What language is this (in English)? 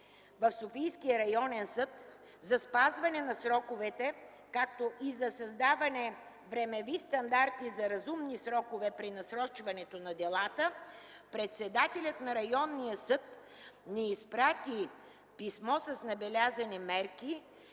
Bulgarian